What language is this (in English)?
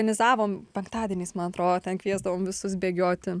Lithuanian